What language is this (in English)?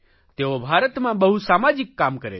Gujarati